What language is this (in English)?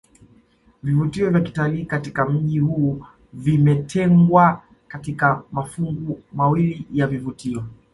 Swahili